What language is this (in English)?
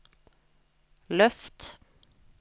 Norwegian